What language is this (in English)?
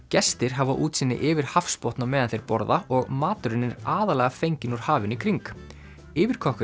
Icelandic